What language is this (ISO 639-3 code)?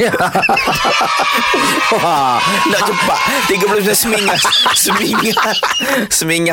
msa